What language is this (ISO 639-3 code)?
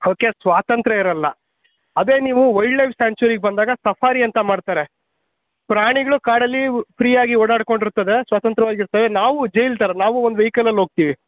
kan